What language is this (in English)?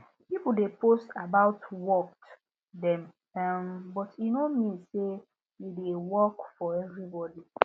Nigerian Pidgin